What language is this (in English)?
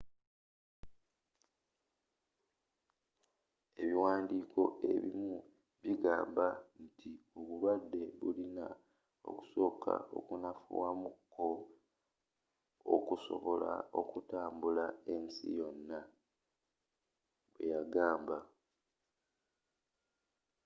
Ganda